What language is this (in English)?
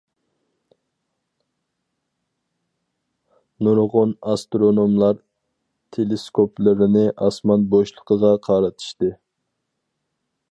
Uyghur